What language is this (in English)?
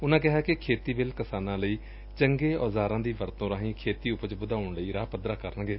Punjabi